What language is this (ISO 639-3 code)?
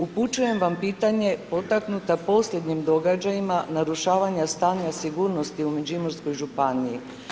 hrv